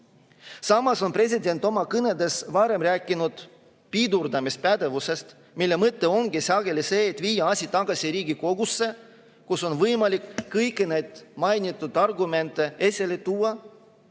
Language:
Estonian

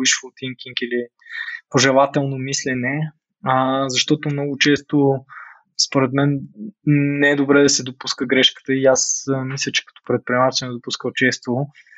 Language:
Bulgarian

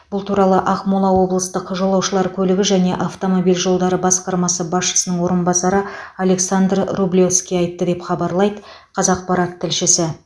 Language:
Kazakh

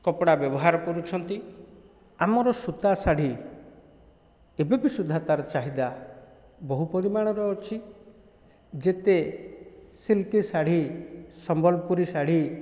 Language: Odia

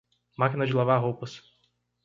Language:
Portuguese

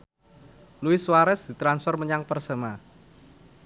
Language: Javanese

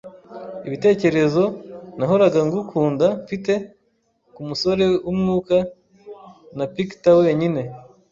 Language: Kinyarwanda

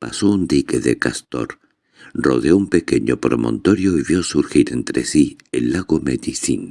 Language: Spanish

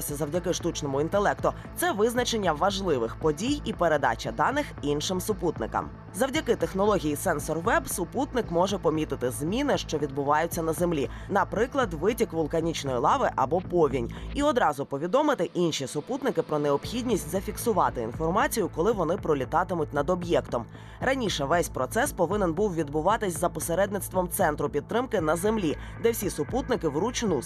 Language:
Ukrainian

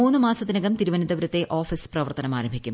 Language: Malayalam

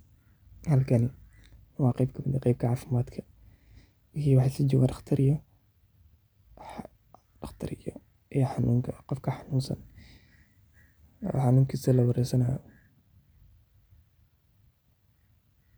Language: Somali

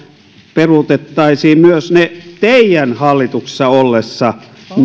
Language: Finnish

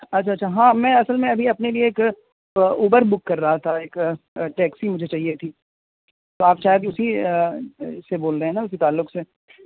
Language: Urdu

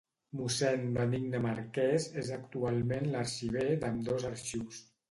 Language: Catalan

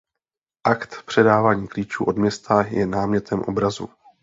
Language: Czech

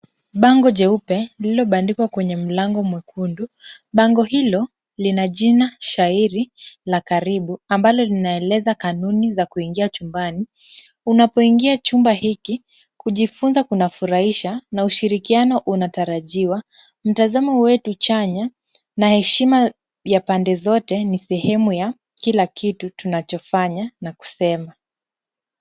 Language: Swahili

